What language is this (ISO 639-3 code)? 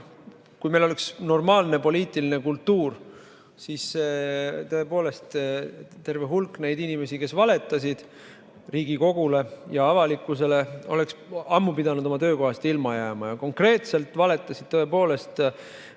est